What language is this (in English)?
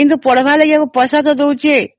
Odia